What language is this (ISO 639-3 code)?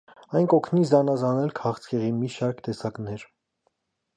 hye